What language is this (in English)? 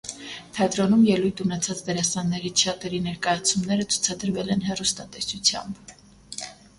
Armenian